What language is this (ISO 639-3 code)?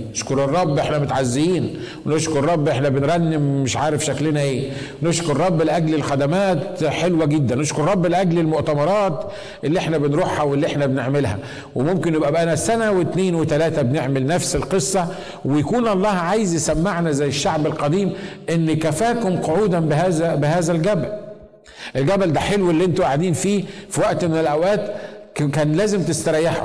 ara